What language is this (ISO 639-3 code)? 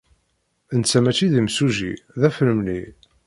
kab